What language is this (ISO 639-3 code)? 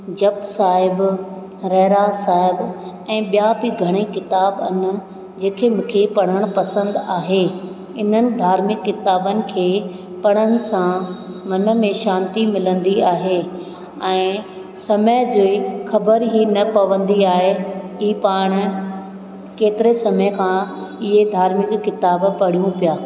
snd